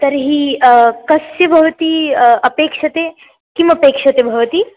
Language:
Sanskrit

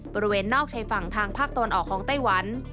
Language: Thai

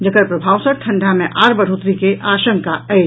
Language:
Maithili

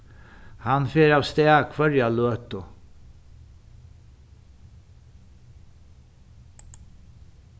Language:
Faroese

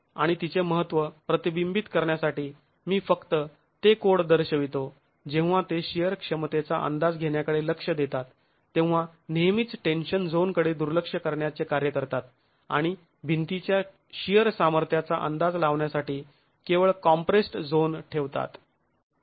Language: Marathi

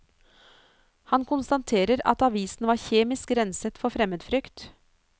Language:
Norwegian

